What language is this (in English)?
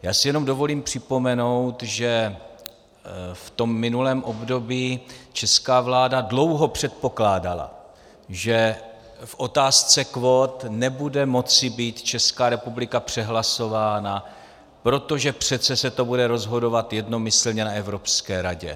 Czech